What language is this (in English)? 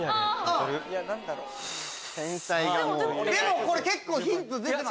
Japanese